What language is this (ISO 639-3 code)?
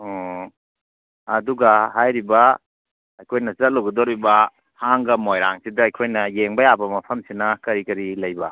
mni